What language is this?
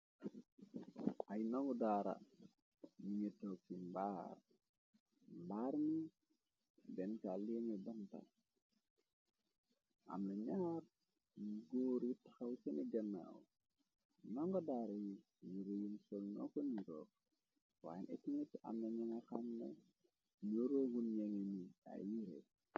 Wolof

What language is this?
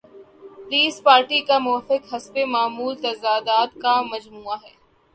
Urdu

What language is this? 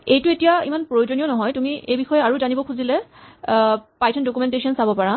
Assamese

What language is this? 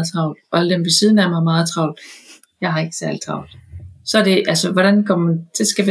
Danish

